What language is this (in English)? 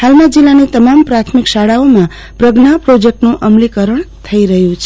Gujarati